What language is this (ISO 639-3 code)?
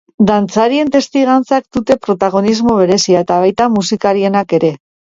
eus